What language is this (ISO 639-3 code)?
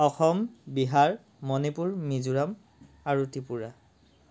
asm